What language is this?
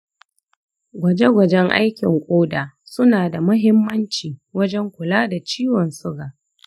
Hausa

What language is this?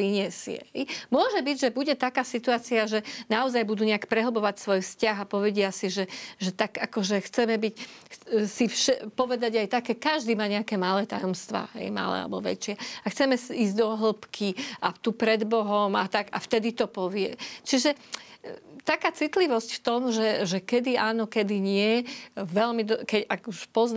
Slovak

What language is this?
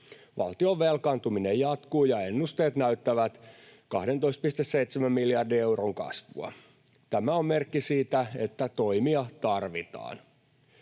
Finnish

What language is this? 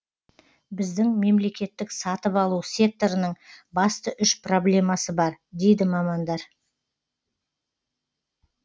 Kazakh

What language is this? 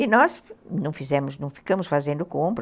Portuguese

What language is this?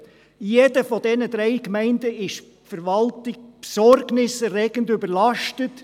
Swiss German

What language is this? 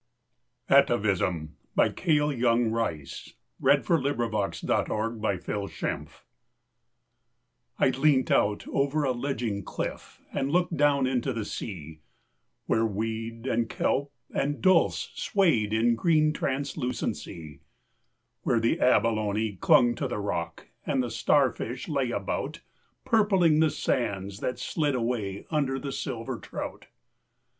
English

